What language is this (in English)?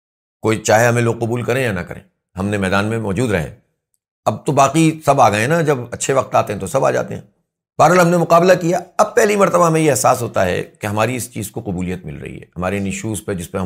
Urdu